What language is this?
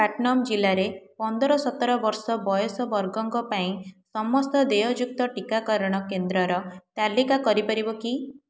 Odia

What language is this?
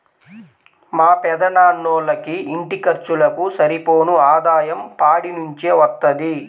Telugu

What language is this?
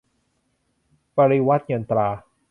Thai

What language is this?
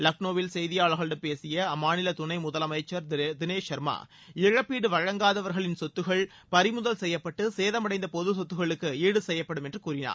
Tamil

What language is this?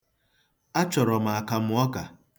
Igbo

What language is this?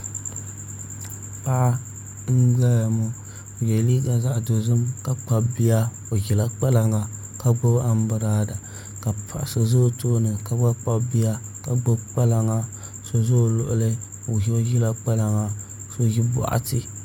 Dagbani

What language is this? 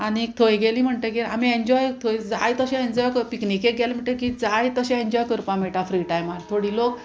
Konkani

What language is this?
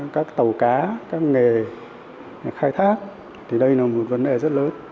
Vietnamese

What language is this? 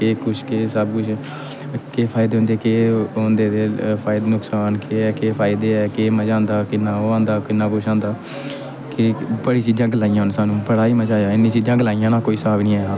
Dogri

